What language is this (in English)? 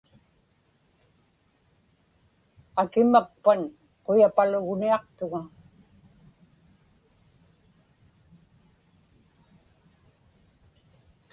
Inupiaq